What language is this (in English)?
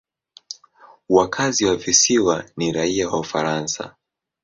Swahili